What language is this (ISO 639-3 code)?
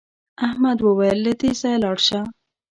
pus